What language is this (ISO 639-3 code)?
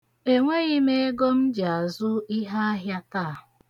ibo